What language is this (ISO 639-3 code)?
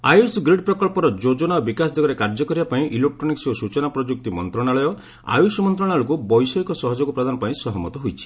ori